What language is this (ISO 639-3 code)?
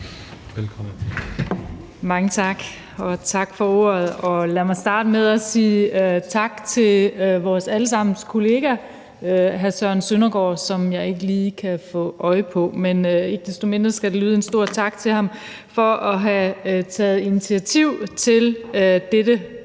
dan